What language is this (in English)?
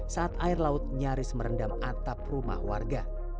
Indonesian